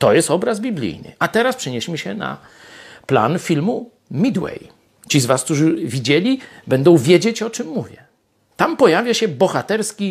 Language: Polish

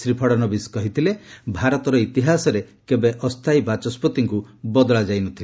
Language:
Odia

